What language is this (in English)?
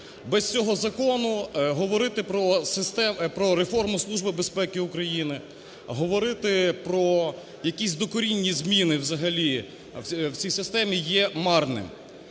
Ukrainian